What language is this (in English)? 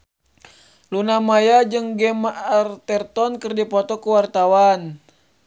Sundanese